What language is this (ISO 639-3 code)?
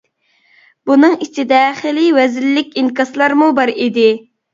uig